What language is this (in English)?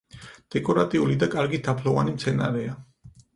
Georgian